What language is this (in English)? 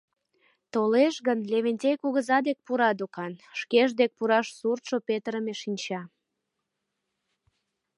Mari